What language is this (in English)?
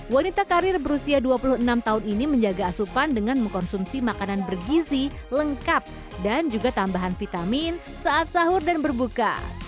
Indonesian